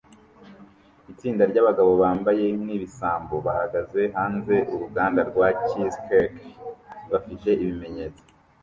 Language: Kinyarwanda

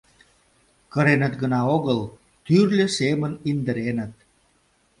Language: Mari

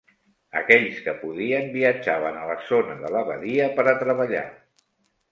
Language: Catalan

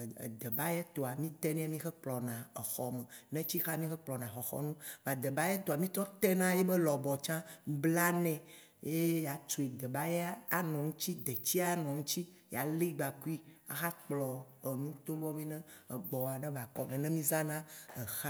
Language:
Waci Gbe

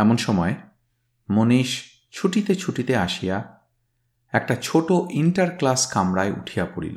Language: Bangla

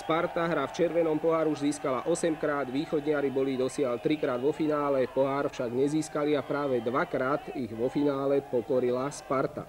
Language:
Slovak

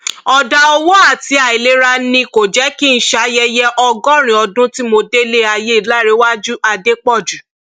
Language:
Yoruba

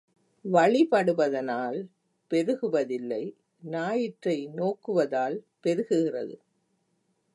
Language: Tamil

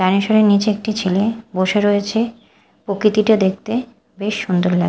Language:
Bangla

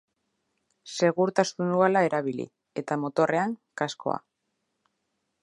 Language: Basque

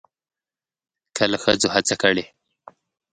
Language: Pashto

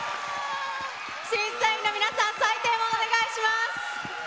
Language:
Japanese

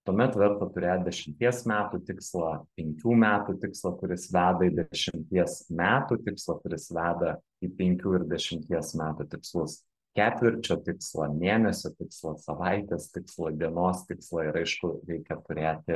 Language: Lithuanian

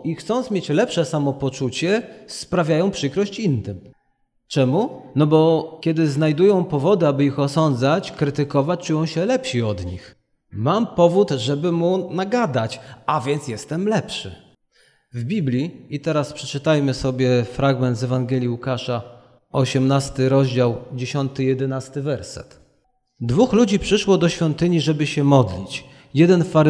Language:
Polish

